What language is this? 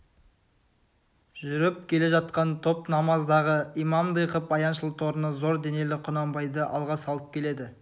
Kazakh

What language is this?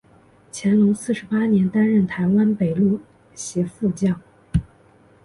Chinese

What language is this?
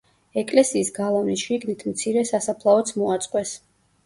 Georgian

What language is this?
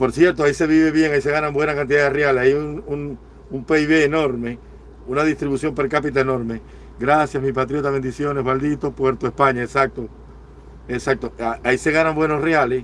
Spanish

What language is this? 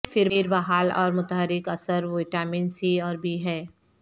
Urdu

